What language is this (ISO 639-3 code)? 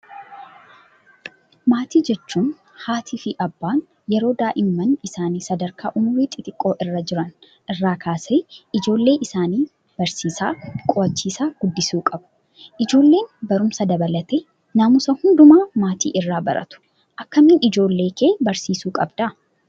orm